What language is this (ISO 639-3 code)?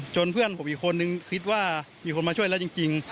tha